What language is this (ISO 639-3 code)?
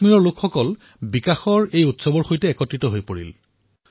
asm